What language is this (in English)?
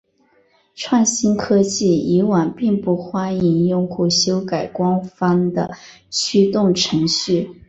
Chinese